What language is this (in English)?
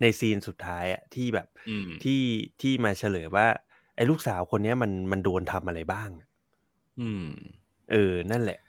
Thai